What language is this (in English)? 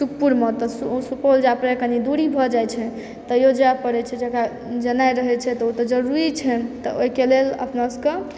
Maithili